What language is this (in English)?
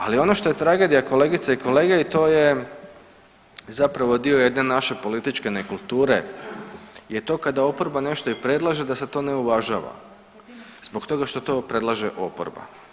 Croatian